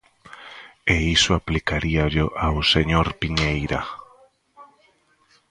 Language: Galician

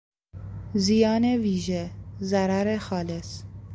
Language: Persian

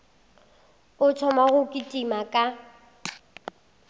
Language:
Northern Sotho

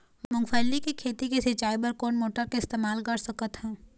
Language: Chhattisgarhi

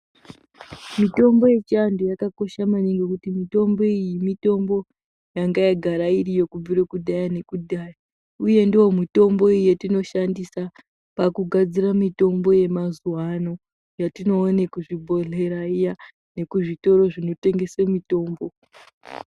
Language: Ndau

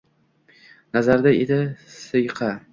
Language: Uzbek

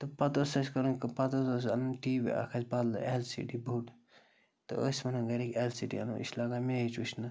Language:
Kashmiri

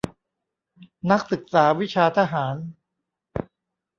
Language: Thai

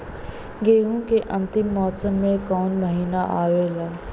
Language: Bhojpuri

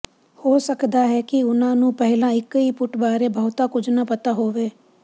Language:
Punjabi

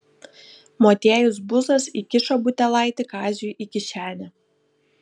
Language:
Lithuanian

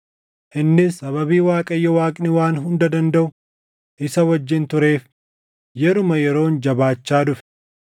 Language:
Oromo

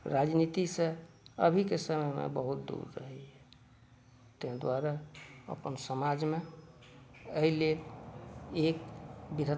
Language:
Maithili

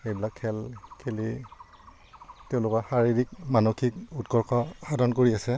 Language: Assamese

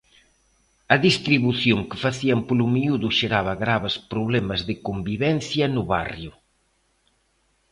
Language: Galician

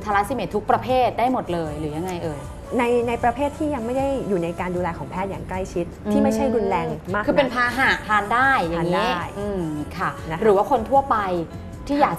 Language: Thai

